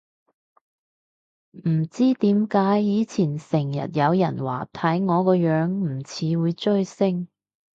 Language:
Cantonese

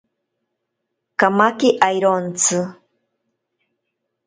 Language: Ashéninka Perené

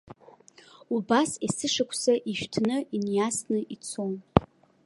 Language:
Abkhazian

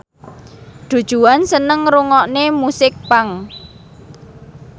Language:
Javanese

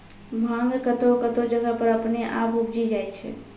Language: Maithili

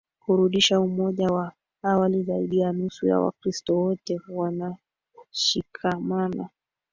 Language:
Swahili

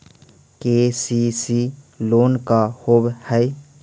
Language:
Magahi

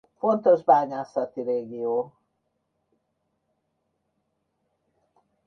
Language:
Hungarian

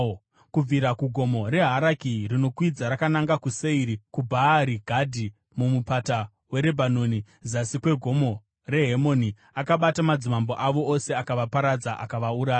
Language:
Shona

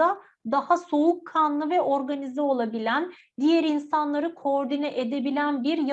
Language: Turkish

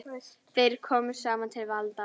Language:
Icelandic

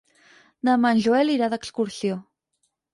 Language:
Catalan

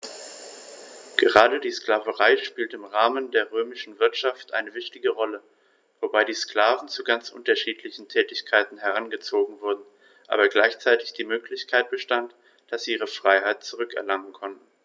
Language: German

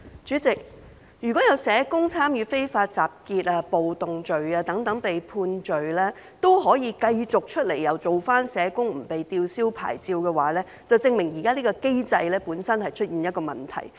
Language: Cantonese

